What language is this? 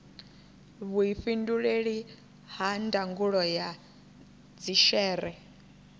Venda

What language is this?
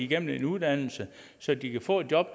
Danish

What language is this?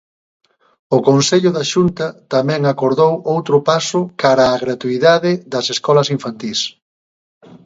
Galician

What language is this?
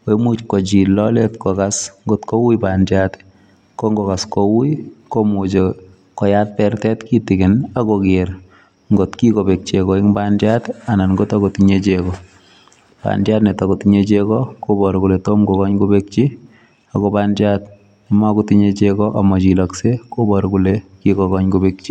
Kalenjin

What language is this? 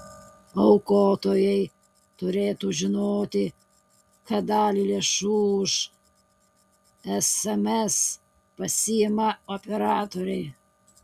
Lithuanian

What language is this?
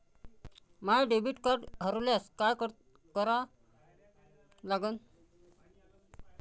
Marathi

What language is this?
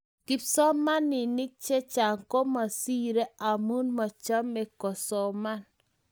Kalenjin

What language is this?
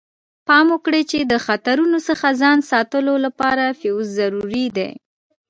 Pashto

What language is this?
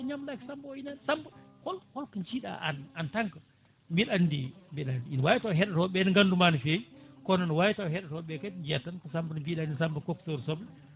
Fula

